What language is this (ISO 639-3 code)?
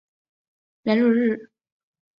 zho